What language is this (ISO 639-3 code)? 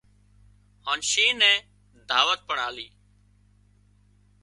kxp